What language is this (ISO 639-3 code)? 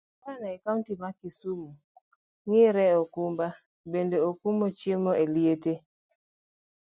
luo